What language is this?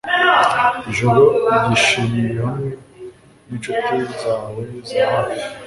Kinyarwanda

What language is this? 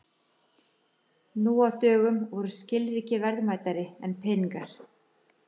Icelandic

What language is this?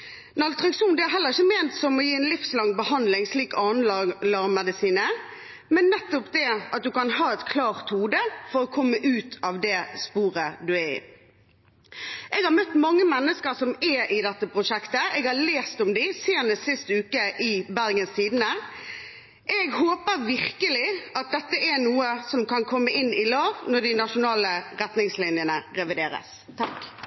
Norwegian Bokmål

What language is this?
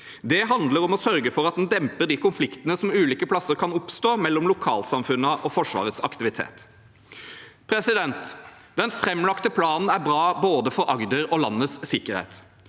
Norwegian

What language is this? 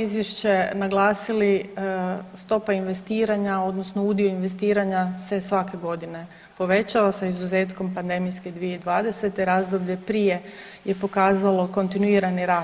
Croatian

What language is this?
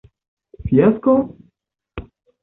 Esperanto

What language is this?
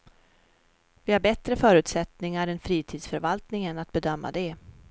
Swedish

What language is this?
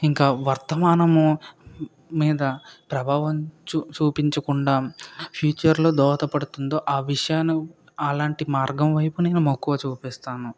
Telugu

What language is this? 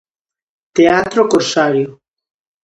Galician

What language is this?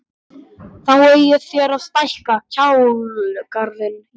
Icelandic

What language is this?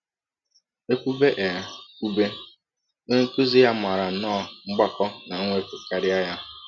Igbo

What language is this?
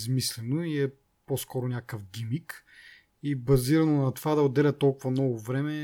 Bulgarian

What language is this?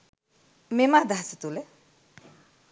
Sinhala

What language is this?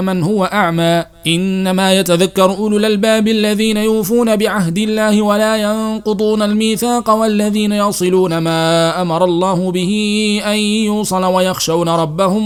Arabic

